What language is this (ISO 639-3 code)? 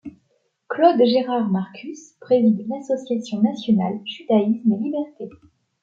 fra